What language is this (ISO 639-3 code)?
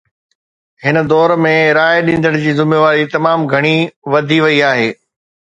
snd